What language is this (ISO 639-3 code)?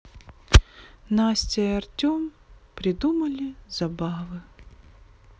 rus